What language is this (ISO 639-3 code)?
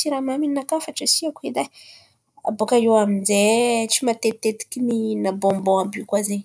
xmv